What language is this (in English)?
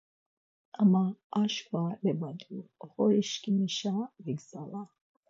Laz